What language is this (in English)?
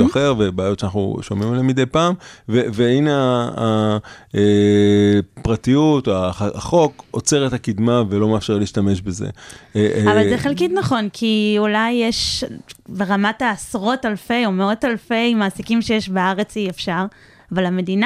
Hebrew